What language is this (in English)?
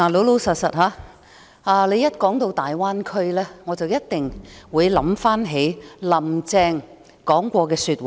Cantonese